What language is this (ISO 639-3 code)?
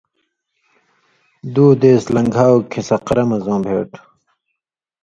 mvy